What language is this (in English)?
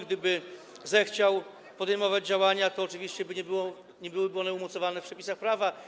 Polish